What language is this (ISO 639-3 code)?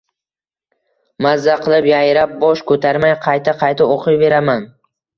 uzb